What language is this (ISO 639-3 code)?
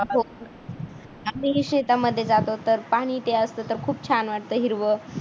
mar